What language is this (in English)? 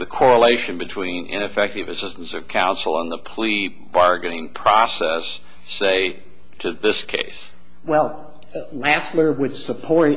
English